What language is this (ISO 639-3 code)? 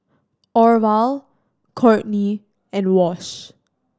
eng